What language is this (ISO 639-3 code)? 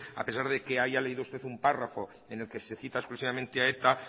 spa